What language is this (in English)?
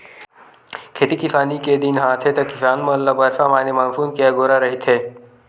Chhattisgarhi